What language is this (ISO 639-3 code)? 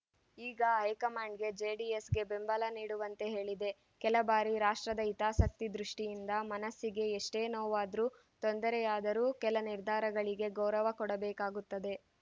kan